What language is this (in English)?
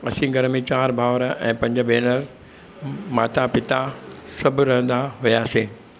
Sindhi